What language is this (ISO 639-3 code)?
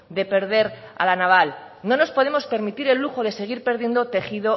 spa